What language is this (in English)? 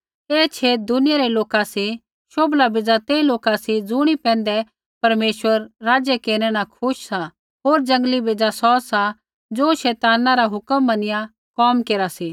Kullu Pahari